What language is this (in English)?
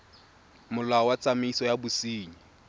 Tswana